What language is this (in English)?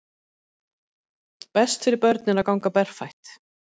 Icelandic